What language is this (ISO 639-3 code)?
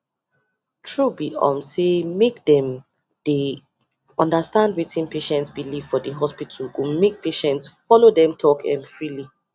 pcm